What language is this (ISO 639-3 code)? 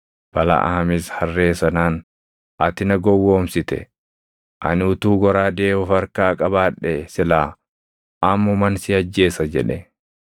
orm